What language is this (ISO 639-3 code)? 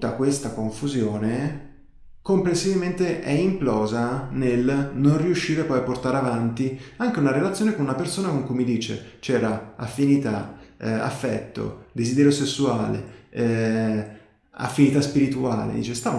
ita